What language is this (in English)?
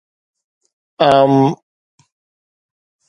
Sindhi